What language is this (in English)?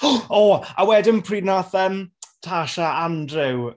Welsh